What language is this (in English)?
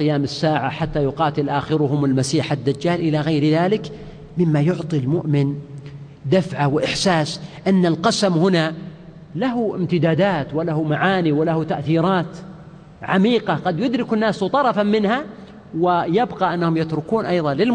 Arabic